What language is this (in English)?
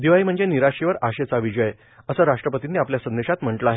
Marathi